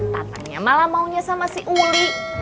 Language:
Indonesian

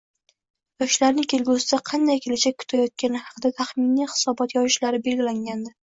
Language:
Uzbek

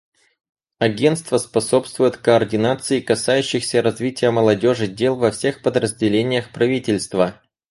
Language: Russian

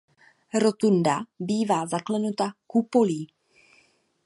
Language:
Czech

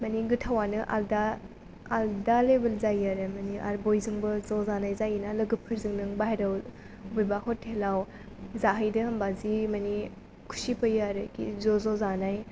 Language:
Bodo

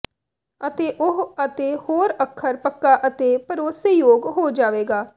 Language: Punjabi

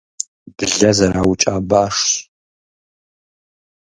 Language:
Kabardian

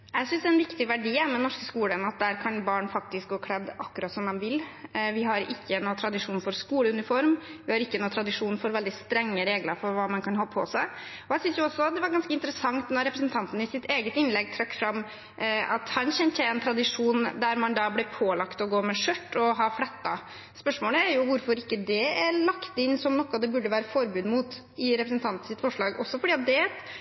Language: Norwegian Bokmål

